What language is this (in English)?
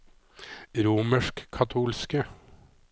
Norwegian